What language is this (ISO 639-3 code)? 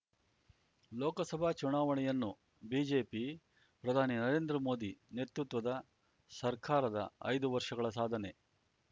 kan